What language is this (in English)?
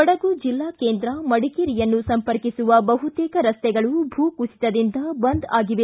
Kannada